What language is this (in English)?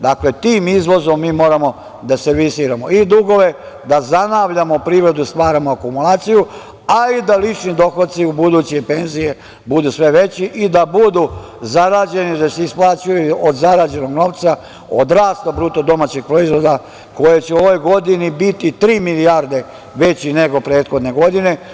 Serbian